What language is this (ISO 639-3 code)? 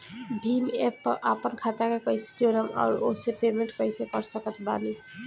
bho